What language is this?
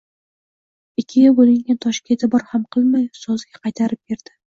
Uzbek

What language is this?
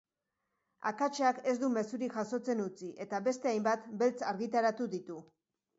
Basque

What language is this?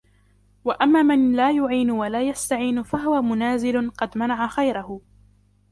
Arabic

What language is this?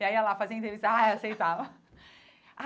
Portuguese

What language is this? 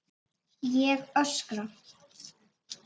Icelandic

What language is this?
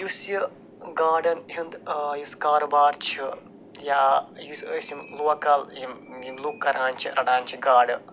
Kashmiri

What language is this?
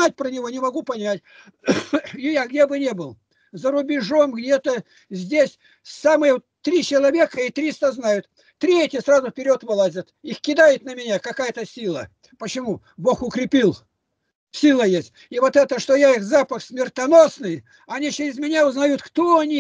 Russian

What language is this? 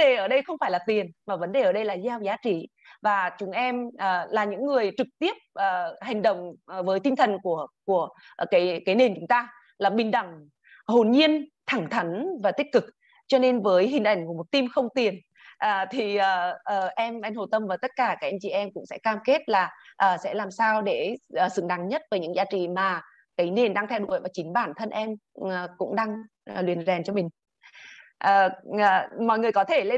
Vietnamese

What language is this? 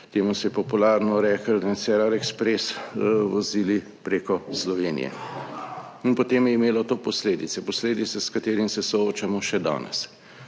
Slovenian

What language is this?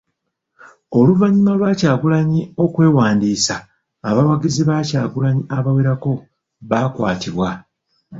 Ganda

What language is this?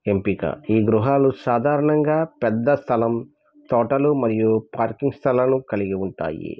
Telugu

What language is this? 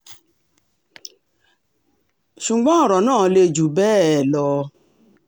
Yoruba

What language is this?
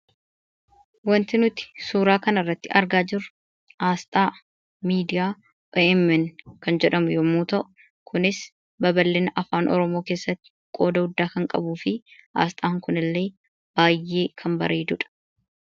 Oromo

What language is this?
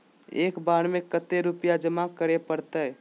Magahi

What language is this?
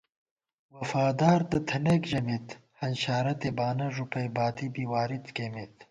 Gawar-Bati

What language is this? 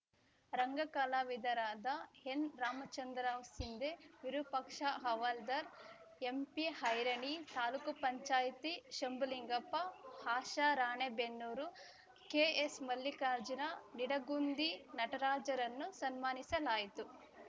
Kannada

